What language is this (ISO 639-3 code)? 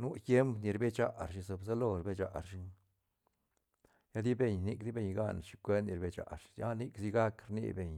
ztn